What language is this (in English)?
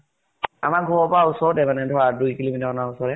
Assamese